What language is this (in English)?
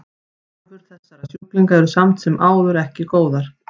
Icelandic